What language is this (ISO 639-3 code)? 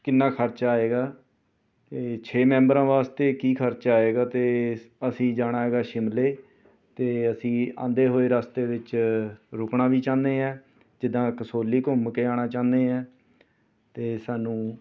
pan